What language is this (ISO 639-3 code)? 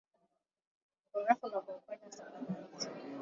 swa